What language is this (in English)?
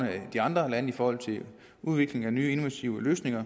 Danish